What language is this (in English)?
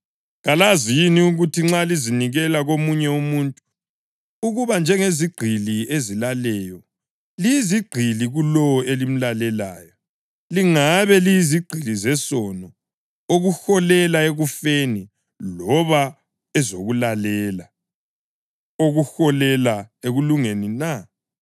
North Ndebele